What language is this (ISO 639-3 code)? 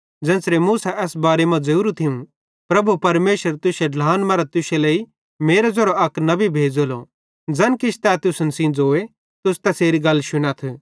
bhd